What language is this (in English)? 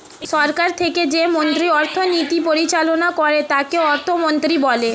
Bangla